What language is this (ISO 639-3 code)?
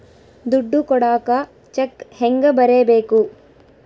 kan